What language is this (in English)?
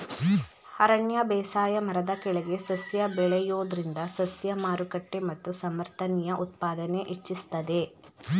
Kannada